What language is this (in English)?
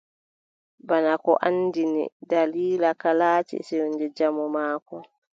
Adamawa Fulfulde